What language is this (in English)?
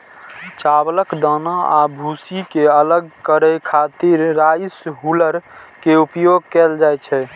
Maithili